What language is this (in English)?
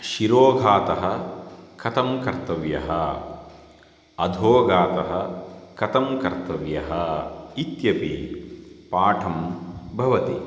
Sanskrit